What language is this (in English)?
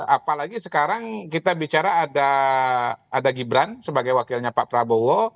Indonesian